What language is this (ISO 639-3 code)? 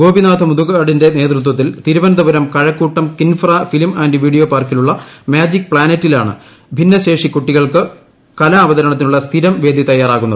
mal